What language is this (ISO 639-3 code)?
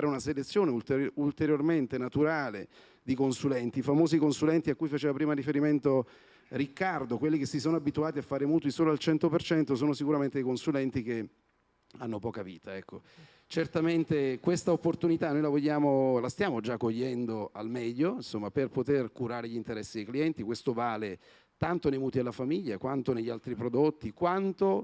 ita